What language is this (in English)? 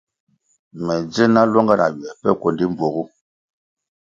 Kwasio